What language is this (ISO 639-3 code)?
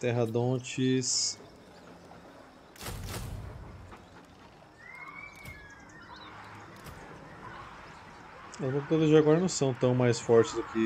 por